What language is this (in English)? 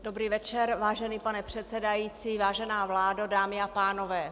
Czech